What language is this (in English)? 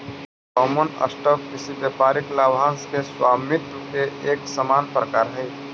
Magahi